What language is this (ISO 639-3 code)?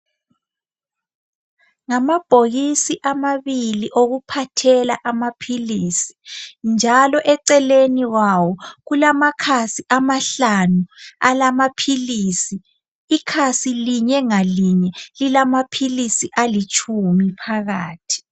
nde